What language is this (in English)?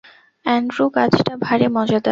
Bangla